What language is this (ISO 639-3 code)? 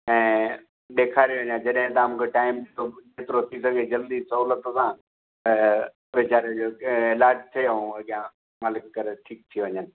snd